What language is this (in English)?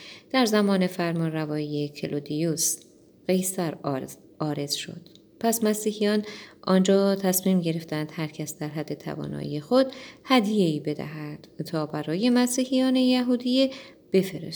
Persian